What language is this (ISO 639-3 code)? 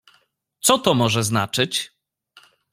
pol